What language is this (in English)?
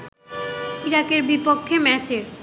Bangla